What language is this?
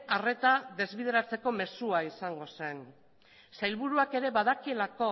Basque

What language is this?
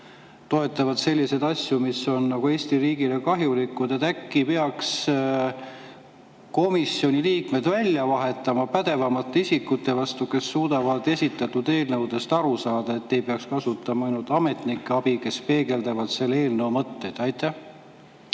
Estonian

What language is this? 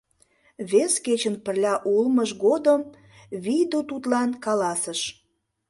Mari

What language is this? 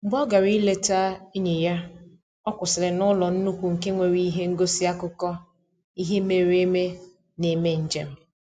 Igbo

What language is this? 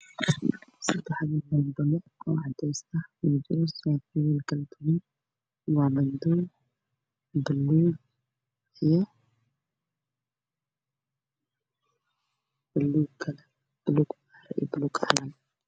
Somali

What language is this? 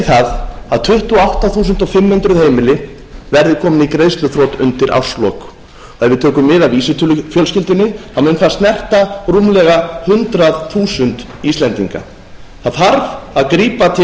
Icelandic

